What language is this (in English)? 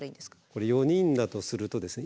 Japanese